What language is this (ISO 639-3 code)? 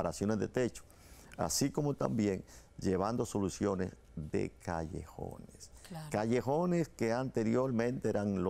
spa